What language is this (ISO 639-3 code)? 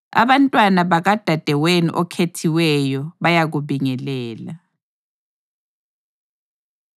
nde